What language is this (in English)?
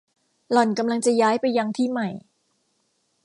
Thai